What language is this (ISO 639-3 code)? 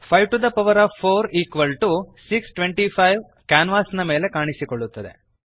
kan